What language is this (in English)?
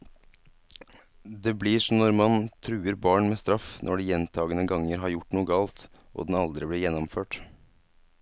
Norwegian